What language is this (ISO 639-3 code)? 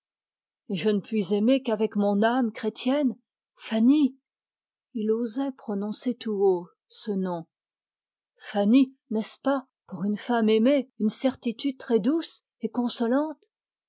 fra